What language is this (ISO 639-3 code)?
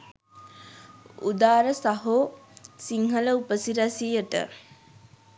sin